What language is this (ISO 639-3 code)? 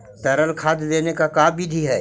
mag